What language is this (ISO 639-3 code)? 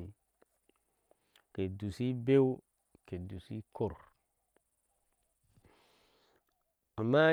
ahs